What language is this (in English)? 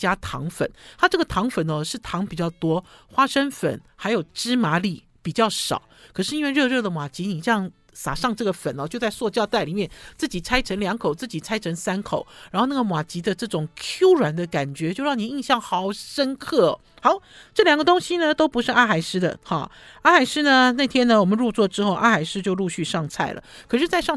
Chinese